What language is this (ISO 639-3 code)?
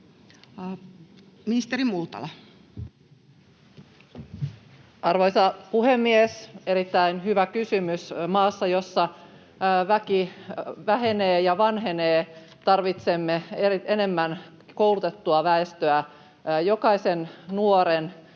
fin